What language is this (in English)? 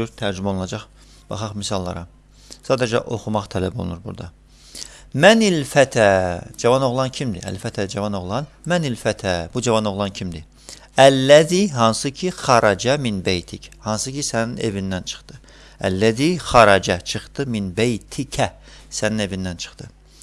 Turkish